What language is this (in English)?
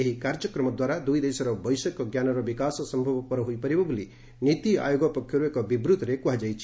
Odia